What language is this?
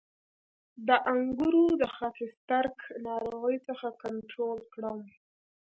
Pashto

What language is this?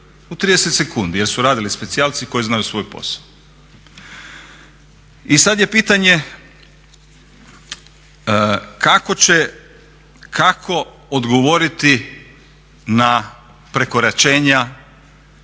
Croatian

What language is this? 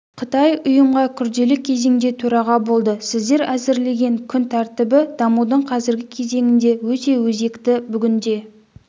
Kazakh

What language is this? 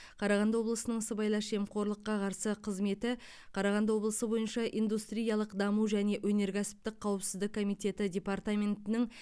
Kazakh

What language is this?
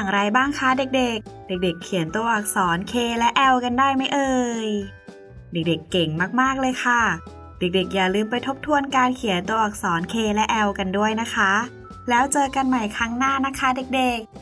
Thai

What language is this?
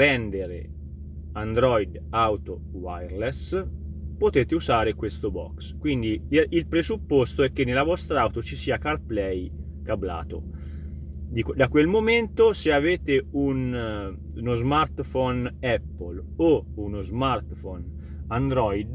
Italian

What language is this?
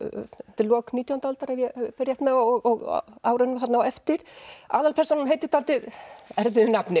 Icelandic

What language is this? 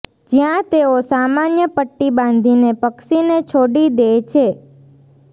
Gujarati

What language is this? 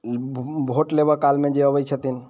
Maithili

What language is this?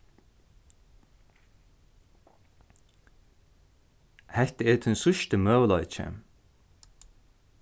Faroese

